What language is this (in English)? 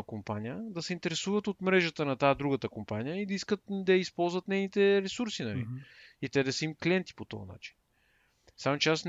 Bulgarian